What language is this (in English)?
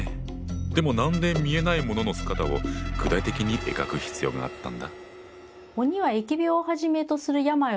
Japanese